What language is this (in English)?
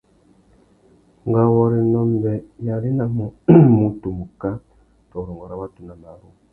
Tuki